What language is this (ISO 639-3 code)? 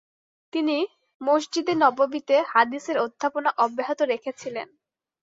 ben